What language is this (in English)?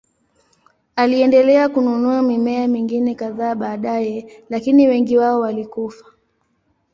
Swahili